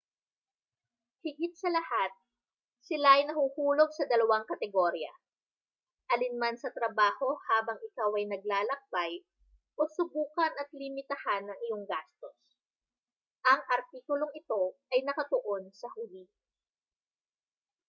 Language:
Filipino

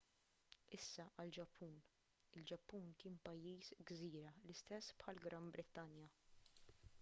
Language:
Maltese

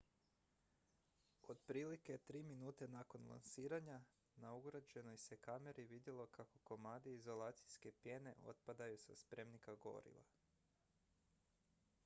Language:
Croatian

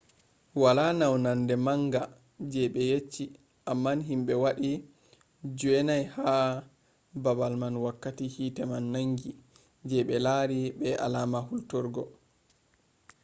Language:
Fula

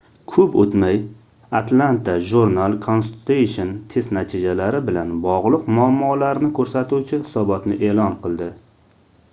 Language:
Uzbek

